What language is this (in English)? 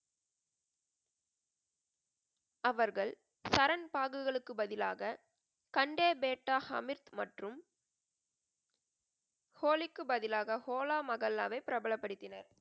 Tamil